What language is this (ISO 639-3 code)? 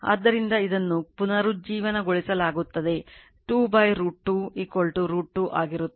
kan